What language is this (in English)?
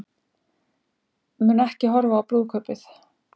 Icelandic